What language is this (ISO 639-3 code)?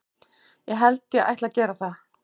isl